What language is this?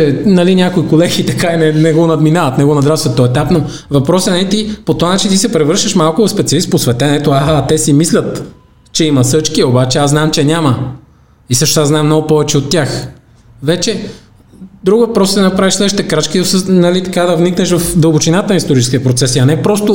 Bulgarian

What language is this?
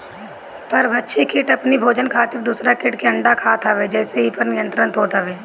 Bhojpuri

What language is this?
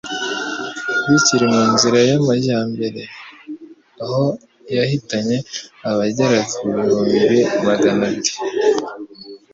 Kinyarwanda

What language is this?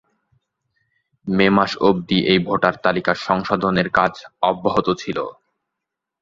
Bangla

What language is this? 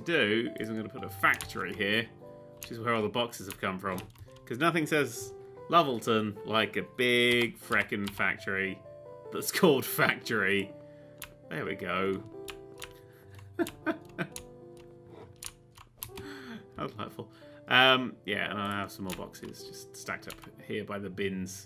English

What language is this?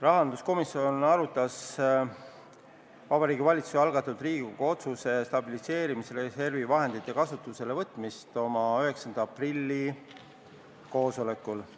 Estonian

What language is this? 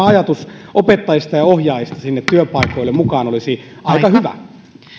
Finnish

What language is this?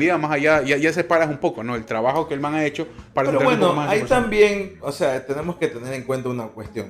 Spanish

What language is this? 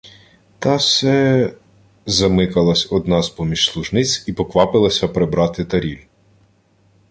Ukrainian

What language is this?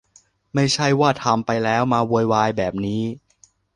Thai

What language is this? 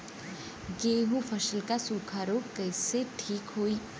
Bhojpuri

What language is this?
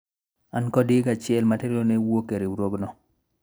Luo (Kenya and Tanzania)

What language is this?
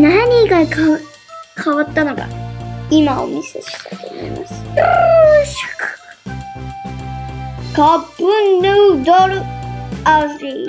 Japanese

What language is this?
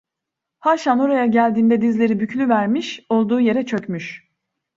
Turkish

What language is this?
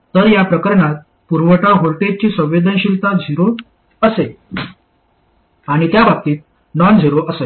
Marathi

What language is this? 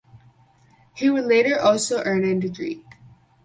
English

